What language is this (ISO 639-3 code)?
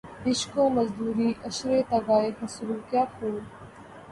urd